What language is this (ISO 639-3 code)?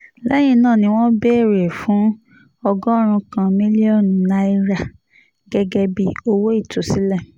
yor